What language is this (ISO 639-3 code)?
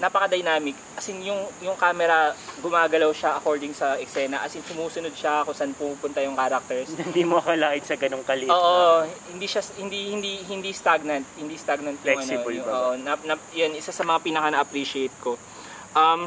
fil